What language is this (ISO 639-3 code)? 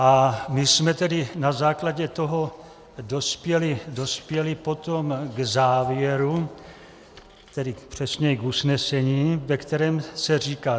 ces